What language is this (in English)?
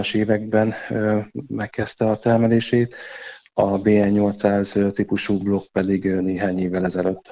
Hungarian